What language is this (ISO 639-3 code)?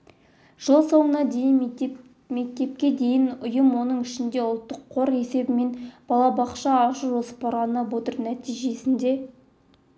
kaz